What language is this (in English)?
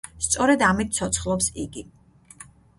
Georgian